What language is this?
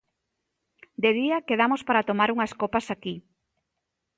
Galician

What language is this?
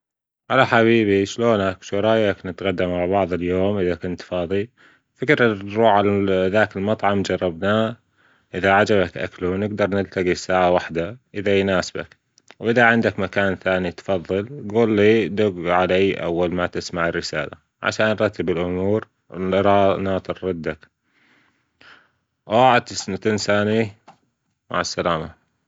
Gulf Arabic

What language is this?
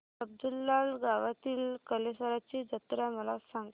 Marathi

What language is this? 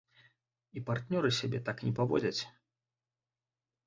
Belarusian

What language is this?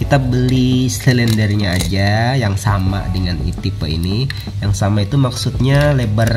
Indonesian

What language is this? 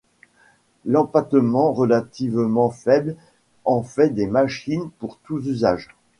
French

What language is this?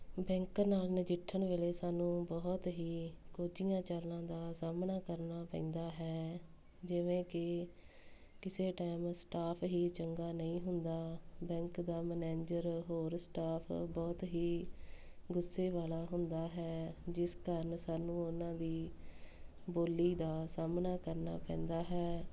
Punjabi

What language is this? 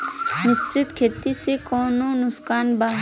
Bhojpuri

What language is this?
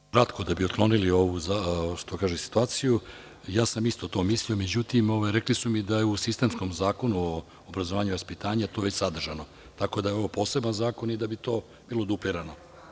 Serbian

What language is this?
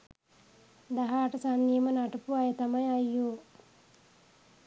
Sinhala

